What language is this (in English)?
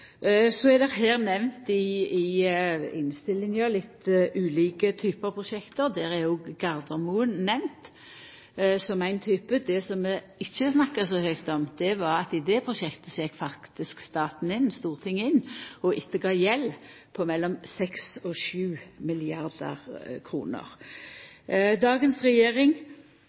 Norwegian Nynorsk